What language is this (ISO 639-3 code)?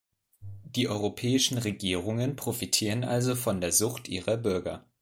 deu